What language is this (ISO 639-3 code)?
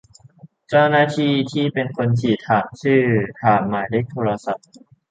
tha